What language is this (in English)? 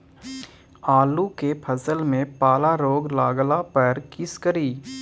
Maithili